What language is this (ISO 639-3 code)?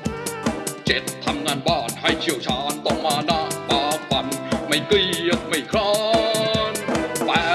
tha